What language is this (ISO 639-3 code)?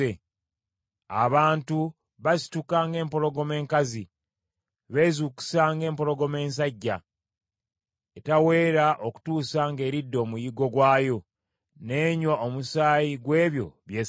lug